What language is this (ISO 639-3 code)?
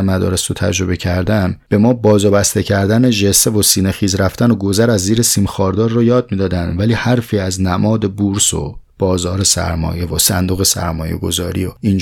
fas